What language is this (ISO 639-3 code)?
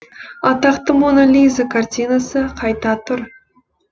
kaz